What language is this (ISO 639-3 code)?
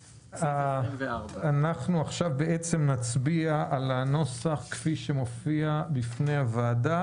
heb